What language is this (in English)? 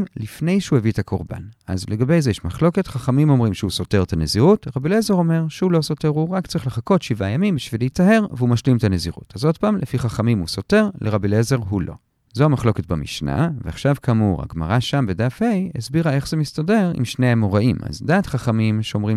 Hebrew